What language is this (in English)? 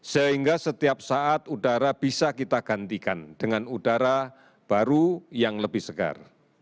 Indonesian